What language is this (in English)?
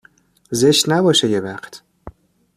Persian